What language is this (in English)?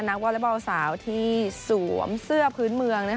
Thai